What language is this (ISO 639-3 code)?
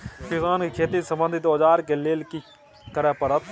mai